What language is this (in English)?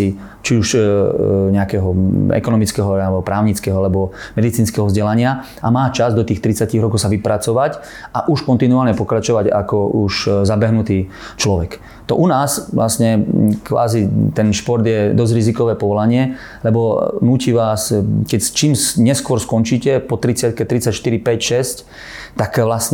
Slovak